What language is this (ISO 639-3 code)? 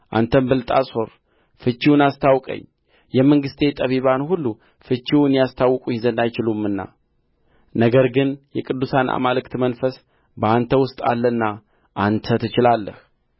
amh